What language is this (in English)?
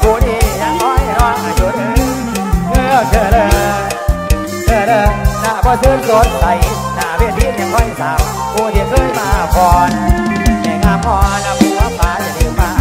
Thai